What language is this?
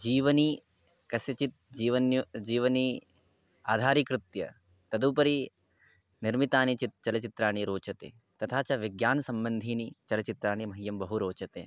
Sanskrit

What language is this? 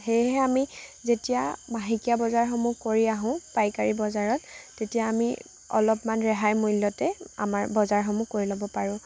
Assamese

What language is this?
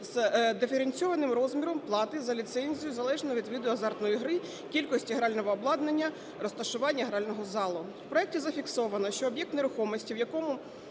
Ukrainian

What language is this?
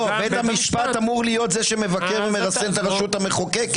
Hebrew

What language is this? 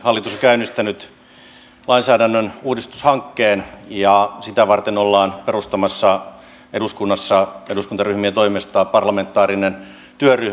Finnish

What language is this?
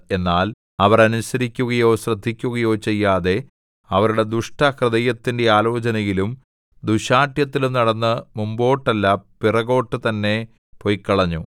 Malayalam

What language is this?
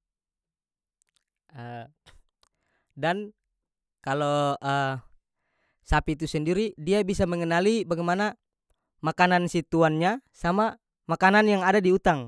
North Moluccan Malay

